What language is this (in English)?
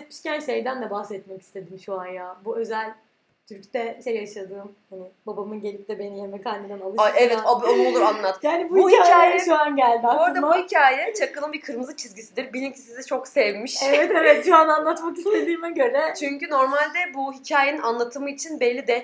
Turkish